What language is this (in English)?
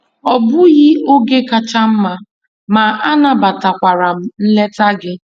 Igbo